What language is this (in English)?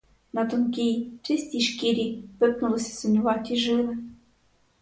Ukrainian